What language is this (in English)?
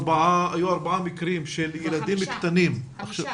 Hebrew